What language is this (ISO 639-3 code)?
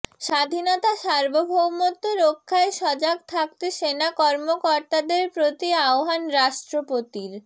ben